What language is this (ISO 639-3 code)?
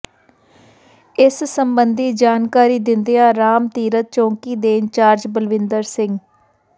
pan